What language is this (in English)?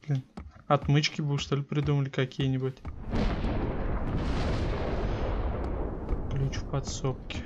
Russian